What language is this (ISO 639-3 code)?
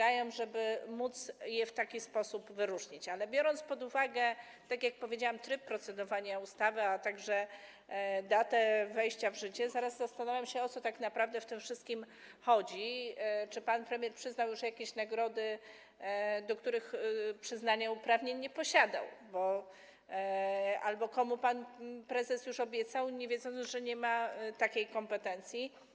pol